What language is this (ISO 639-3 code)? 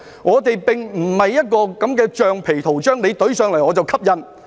yue